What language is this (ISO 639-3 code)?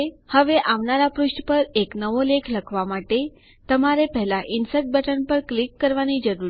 guj